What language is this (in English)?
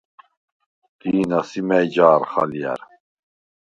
Svan